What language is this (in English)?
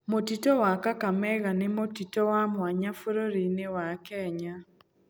Kikuyu